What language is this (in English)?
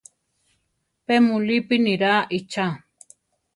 Central Tarahumara